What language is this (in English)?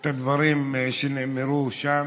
Hebrew